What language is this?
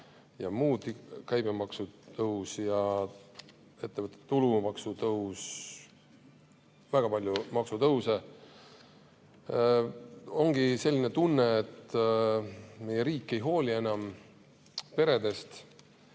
Estonian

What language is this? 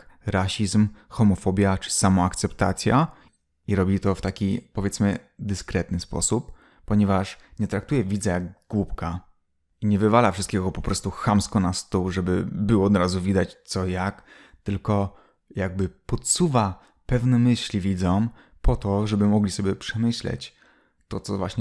Polish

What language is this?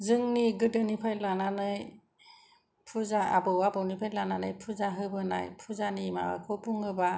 Bodo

